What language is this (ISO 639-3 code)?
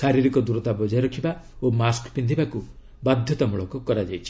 ori